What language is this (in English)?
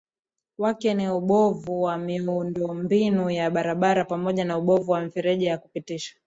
Swahili